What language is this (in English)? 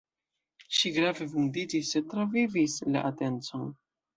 Esperanto